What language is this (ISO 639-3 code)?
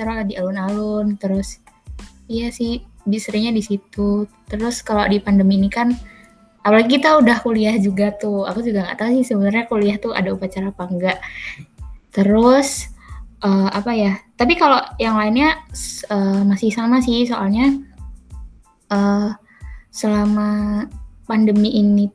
ind